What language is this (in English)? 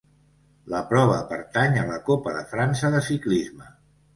Catalan